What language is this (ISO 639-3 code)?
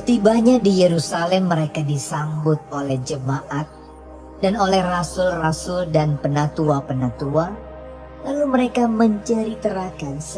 ind